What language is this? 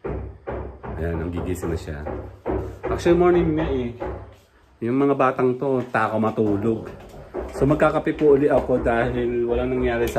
Filipino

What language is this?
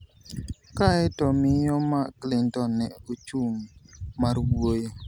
Luo (Kenya and Tanzania)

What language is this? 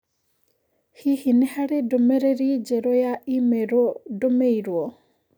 Kikuyu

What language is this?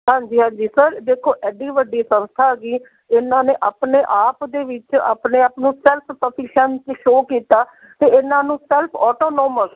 Punjabi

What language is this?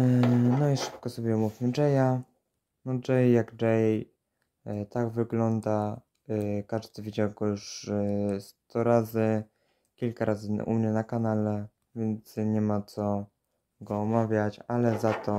Polish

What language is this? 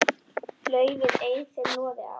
Icelandic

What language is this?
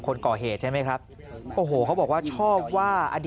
Thai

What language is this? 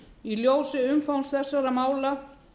Icelandic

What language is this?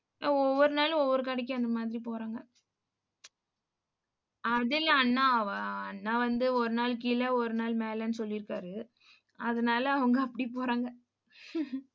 Tamil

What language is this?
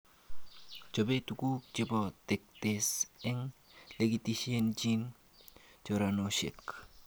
Kalenjin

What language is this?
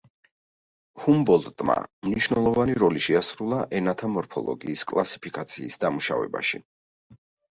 Georgian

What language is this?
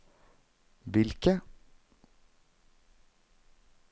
Norwegian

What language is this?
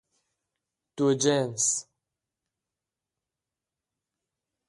Persian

